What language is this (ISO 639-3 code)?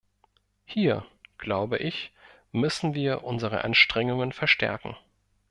deu